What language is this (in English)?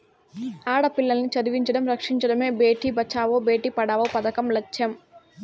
Telugu